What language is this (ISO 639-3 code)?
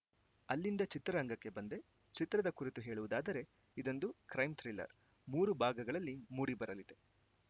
kan